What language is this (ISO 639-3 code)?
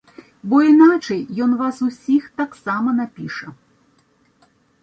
bel